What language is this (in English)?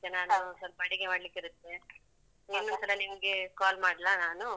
Kannada